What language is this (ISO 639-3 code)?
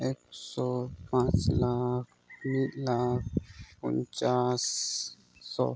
sat